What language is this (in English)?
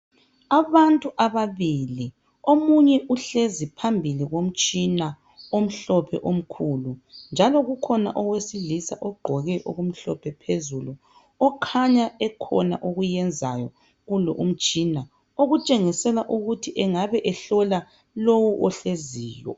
North Ndebele